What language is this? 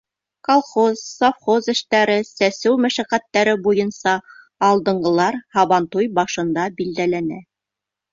Bashkir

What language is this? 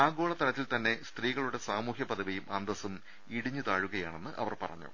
Malayalam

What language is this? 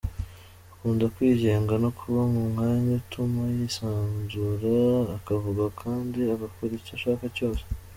Kinyarwanda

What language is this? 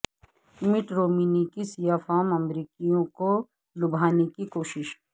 Urdu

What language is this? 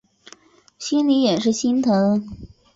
Chinese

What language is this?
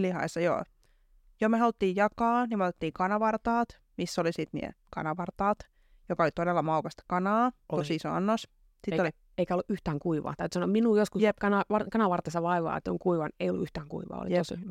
Finnish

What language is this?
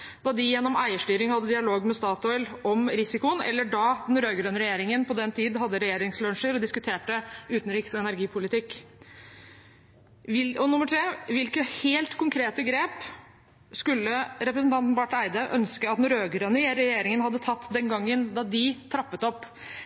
Norwegian Bokmål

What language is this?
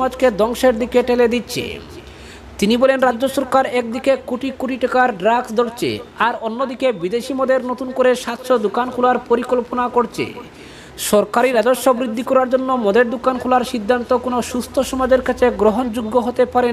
Romanian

